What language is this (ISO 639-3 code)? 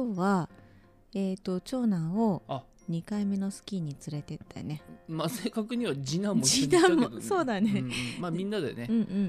jpn